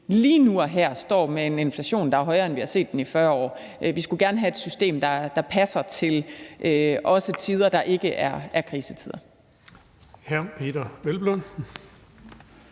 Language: Danish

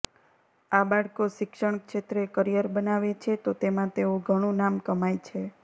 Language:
Gujarati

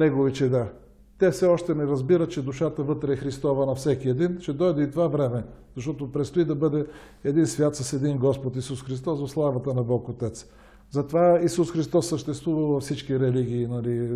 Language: Bulgarian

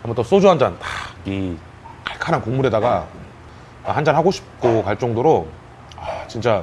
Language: Korean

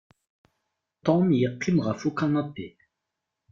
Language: Kabyle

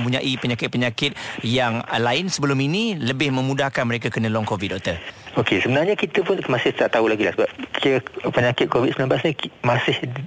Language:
Malay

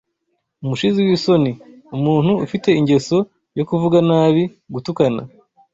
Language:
Kinyarwanda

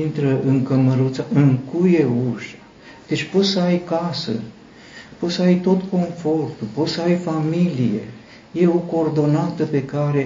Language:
Romanian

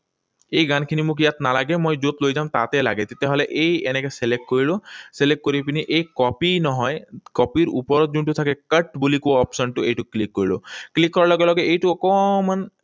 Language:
Assamese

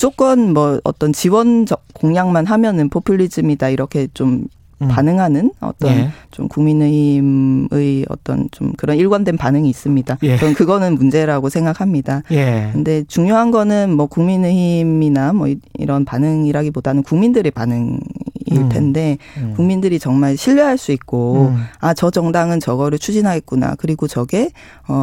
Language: Korean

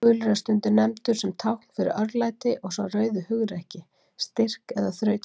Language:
Icelandic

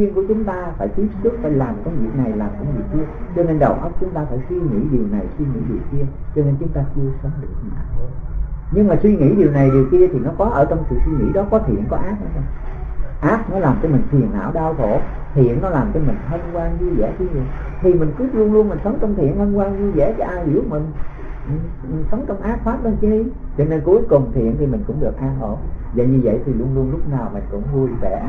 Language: Vietnamese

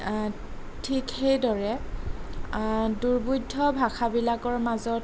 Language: Assamese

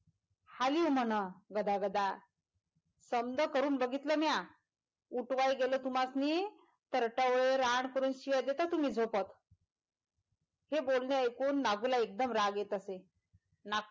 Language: Marathi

